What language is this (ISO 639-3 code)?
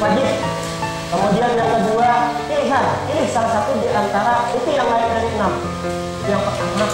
ind